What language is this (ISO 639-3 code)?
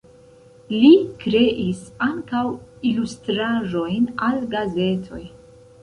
epo